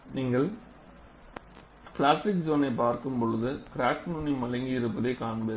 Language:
Tamil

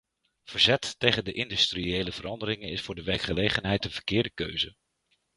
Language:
Dutch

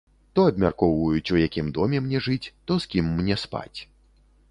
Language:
Belarusian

